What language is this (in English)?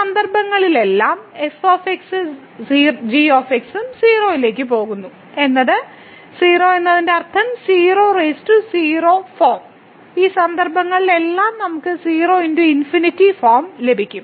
Malayalam